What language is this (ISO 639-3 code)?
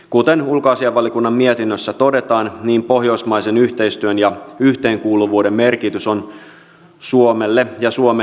fin